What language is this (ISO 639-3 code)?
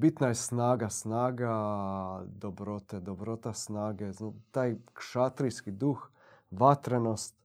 hrv